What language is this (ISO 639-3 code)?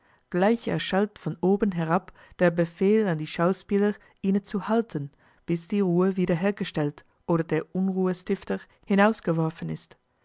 deu